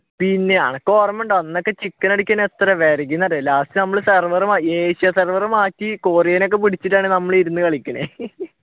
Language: Malayalam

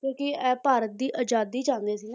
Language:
Punjabi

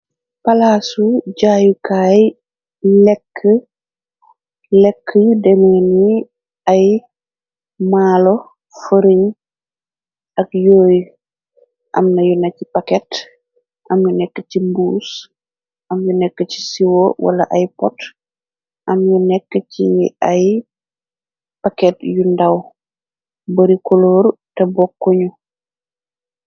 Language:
Wolof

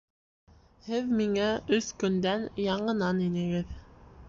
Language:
Bashkir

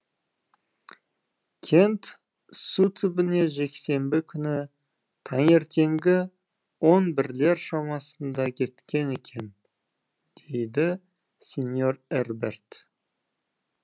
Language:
Kazakh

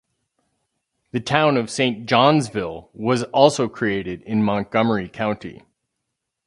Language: English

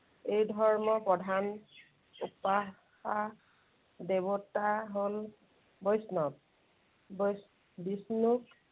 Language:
Assamese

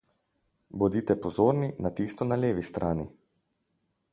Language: Slovenian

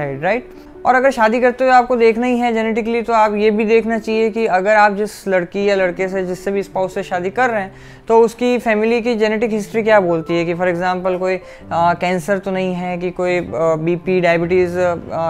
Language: Hindi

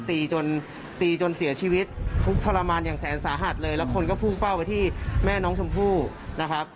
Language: Thai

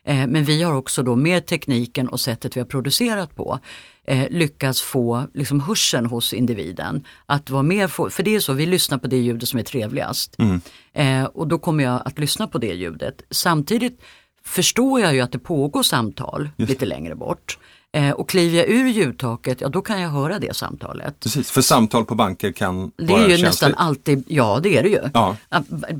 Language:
Swedish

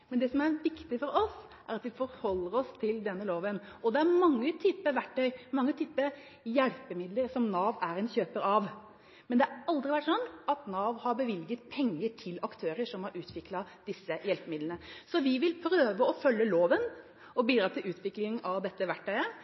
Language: Norwegian Bokmål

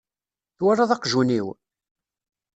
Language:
Kabyle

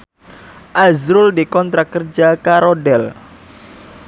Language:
Javanese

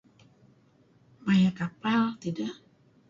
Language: Kelabit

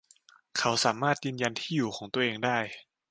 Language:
Thai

